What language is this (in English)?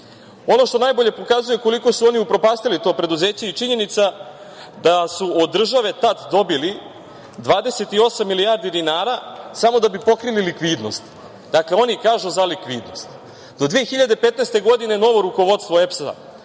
Serbian